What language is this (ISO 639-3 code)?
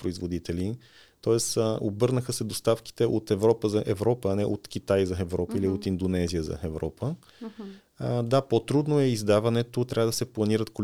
bul